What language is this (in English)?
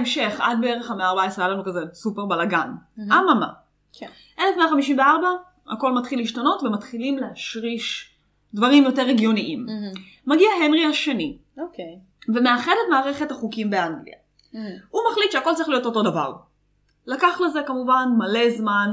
Hebrew